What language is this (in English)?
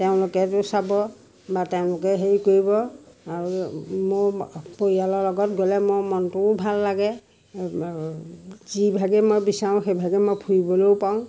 Assamese